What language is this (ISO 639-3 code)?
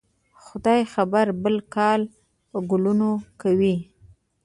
pus